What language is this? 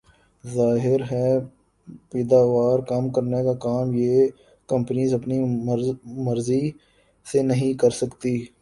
Urdu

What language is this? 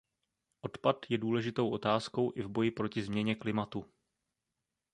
Czech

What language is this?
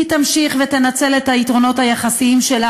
Hebrew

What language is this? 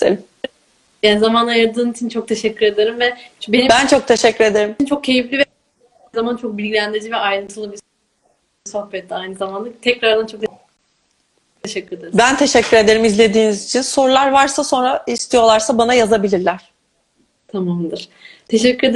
Turkish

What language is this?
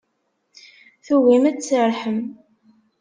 Kabyle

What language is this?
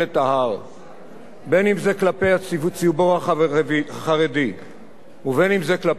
Hebrew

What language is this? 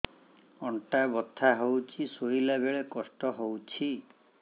Odia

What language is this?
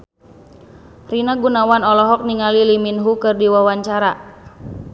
Sundanese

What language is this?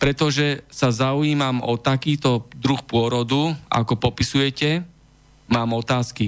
Slovak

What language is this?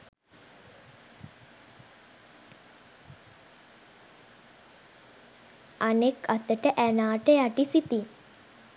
Sinhala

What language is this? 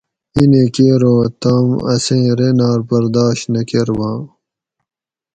Gawri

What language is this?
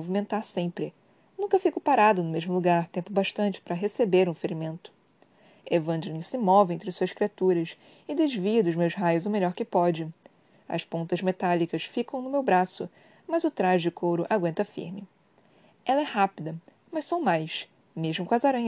Portuguese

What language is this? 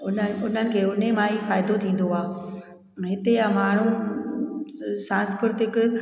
Sindhi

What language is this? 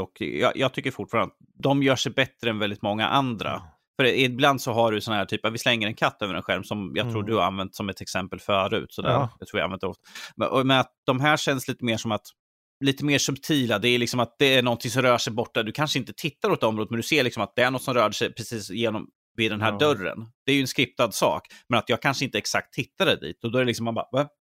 Swedish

